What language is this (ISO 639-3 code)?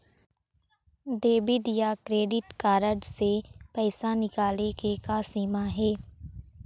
hne